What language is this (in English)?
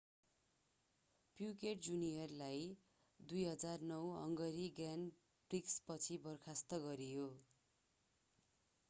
Nepali